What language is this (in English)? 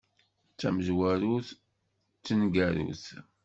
Kabyle